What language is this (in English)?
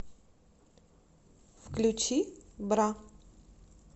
Russian